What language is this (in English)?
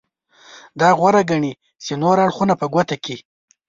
Pashto